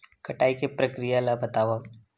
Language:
Chhattisgarhi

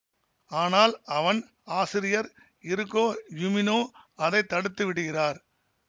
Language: Tamil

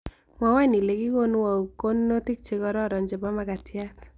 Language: Kalenjin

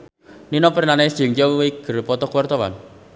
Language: Sundanese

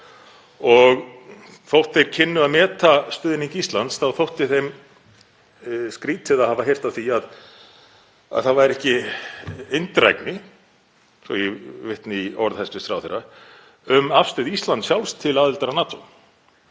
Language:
Icelandic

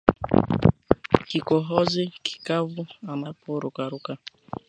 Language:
Swahili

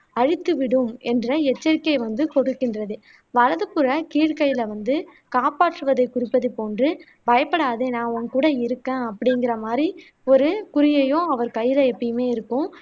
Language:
Tamil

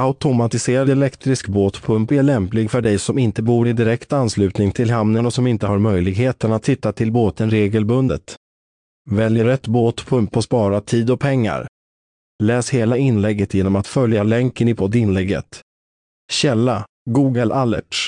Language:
Swedish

